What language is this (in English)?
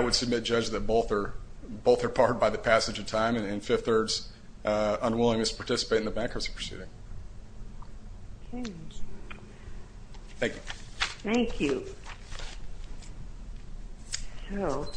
English